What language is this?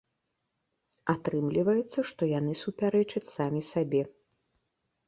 Belarusian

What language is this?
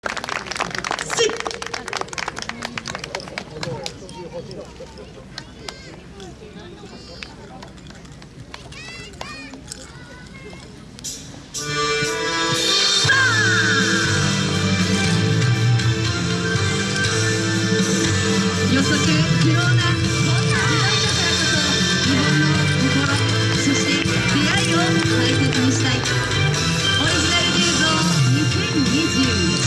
Japanese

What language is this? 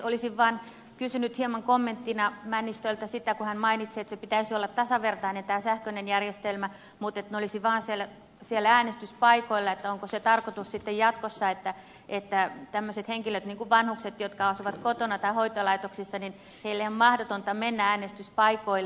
Finnish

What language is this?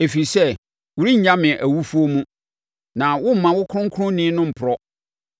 Akan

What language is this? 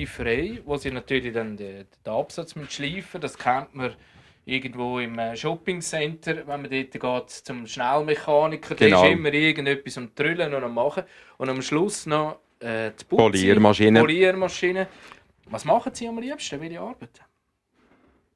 German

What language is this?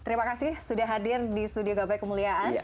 Indonesian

